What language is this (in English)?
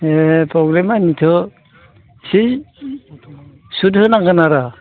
Bodo